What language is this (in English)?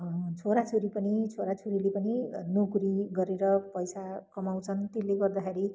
Nepali